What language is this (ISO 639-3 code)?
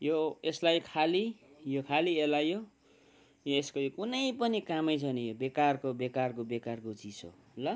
nep